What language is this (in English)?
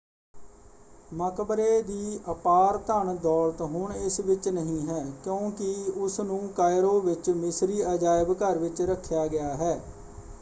Punjabi